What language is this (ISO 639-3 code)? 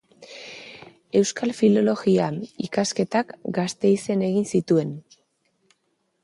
eus